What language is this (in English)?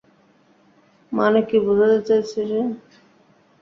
Bangla